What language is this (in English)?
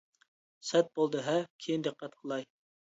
Uyghur